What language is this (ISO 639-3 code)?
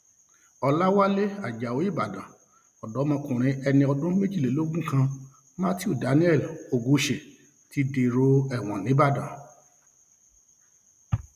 yor